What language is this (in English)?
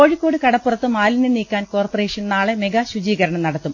Malayalam